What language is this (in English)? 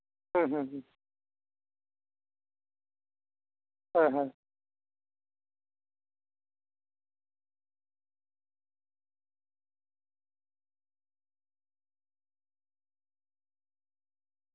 Santali